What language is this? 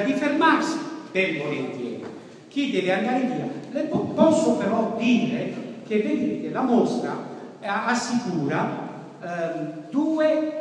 Italian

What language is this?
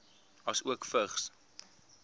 Afrikaans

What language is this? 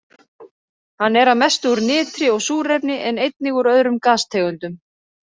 Icelandic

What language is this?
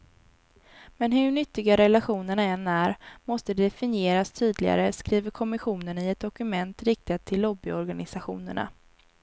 Swedish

